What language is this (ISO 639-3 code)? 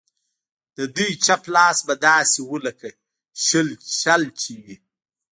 pus